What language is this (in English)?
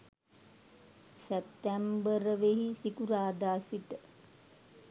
Sinhala